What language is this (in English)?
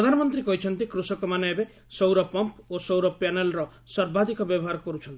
Odia